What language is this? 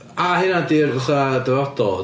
Welsh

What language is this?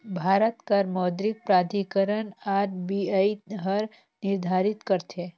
Chhattisgarhi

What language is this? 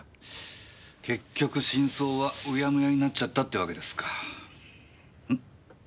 Japanese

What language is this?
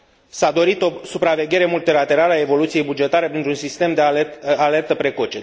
Romanian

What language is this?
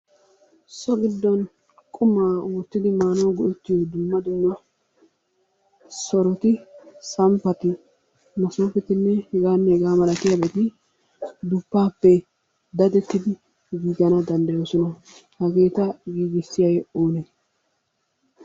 Wolaytta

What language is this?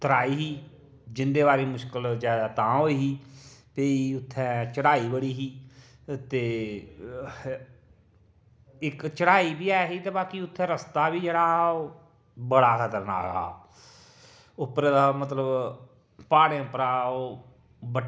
Dogri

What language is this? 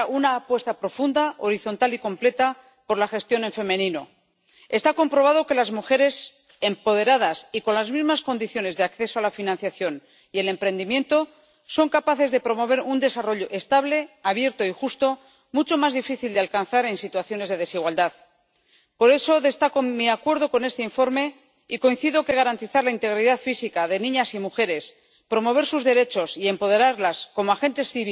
Spanish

